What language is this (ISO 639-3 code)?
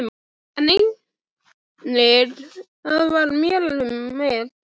isl